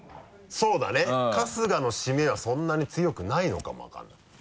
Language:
Japanese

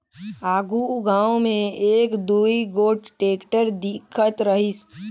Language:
Chhattisgarhi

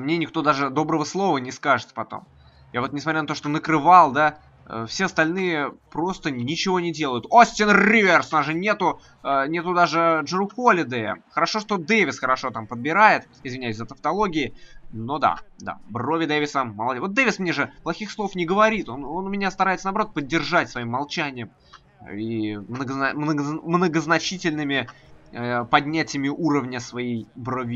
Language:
Russian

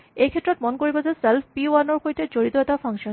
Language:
Assamese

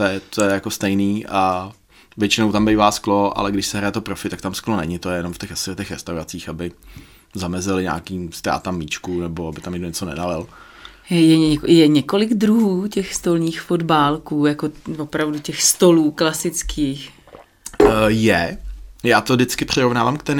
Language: Czech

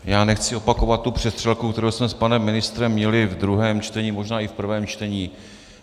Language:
Czech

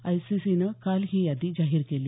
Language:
Marathi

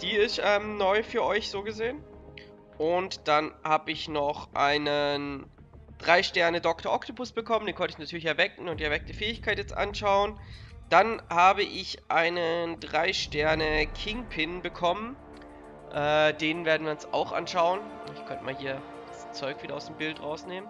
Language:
German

